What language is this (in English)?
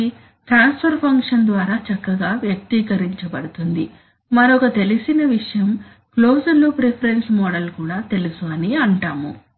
Telugu